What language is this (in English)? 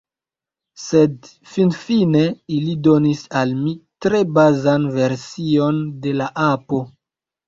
Esperanto